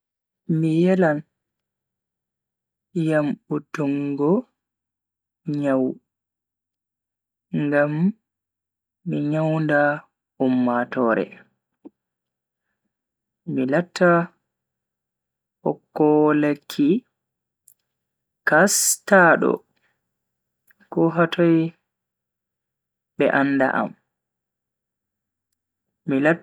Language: Bagirmi Fulfulde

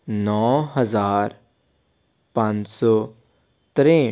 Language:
Punjabi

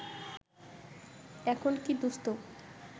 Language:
Bangla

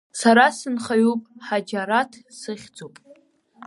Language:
Abkhazian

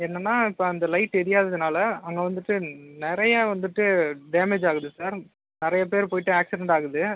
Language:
Tamil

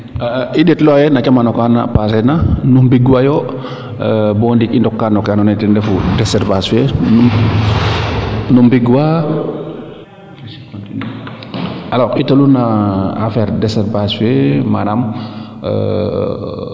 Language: Serer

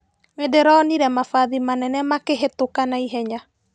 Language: Kikuyu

